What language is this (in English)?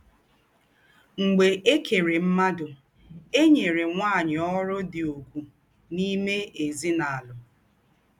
Igbo